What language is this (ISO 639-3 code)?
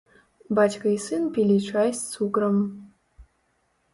bel